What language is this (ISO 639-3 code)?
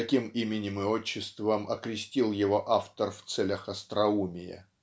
rus